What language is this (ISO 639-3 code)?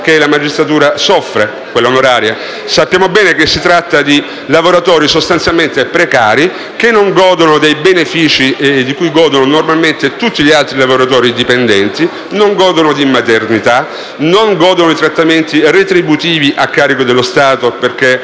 ita